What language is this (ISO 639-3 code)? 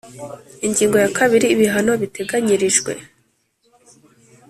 kin